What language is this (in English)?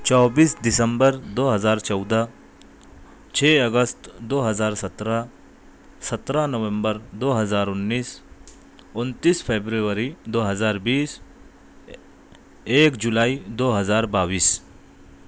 Urdu